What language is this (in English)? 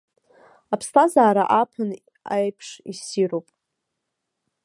Abkhazian